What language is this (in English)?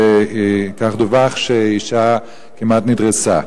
Hebrew